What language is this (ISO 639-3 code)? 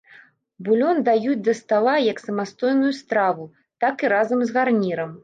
bel